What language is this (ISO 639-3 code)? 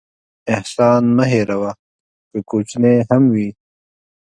pus